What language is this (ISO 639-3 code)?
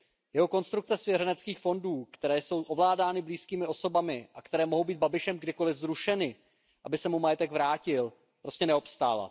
ces